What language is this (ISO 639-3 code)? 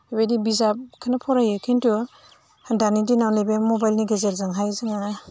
brx